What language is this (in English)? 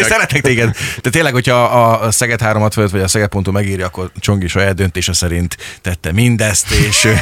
Hungarian